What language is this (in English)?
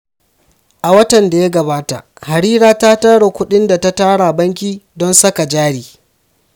Hausa